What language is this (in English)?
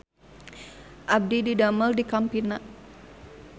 Sundanese